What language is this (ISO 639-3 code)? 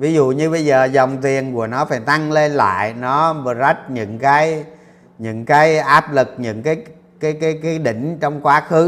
vie